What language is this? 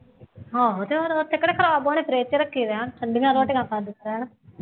Punjabi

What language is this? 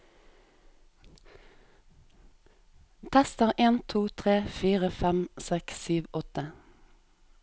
Norwegian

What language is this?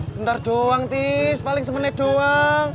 Indonesian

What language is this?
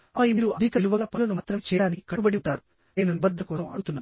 Telugu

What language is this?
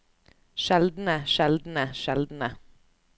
Norwegian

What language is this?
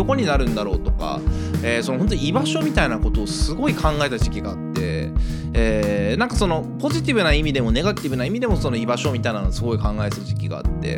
Japanese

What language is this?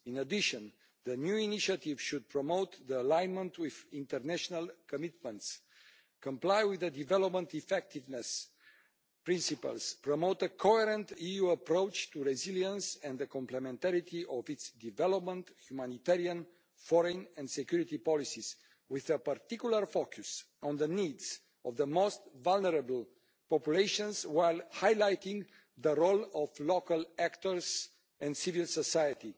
English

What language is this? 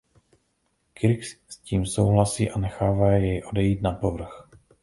Czech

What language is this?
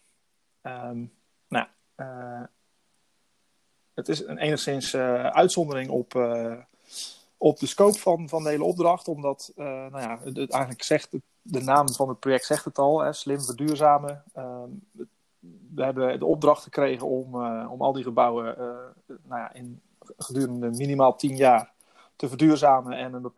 Dutch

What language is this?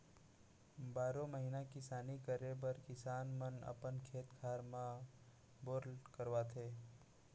Chhattisgarhi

